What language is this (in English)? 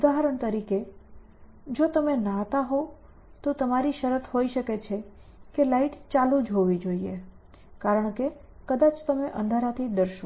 Gujarati